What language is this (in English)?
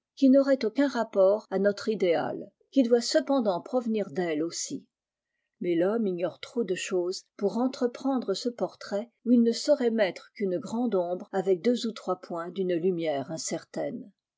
French